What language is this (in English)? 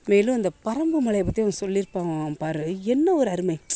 Tamil